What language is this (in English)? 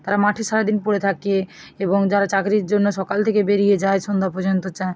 Bangla